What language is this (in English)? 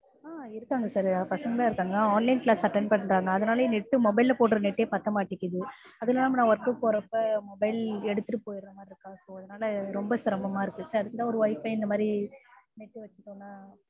Tamil